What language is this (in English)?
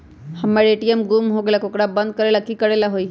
Magahi